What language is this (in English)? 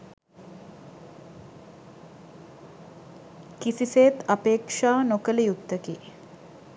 Sinhala